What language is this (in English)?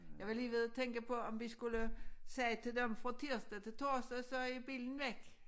Danish